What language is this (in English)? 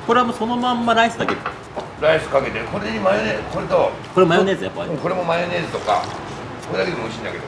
Japanese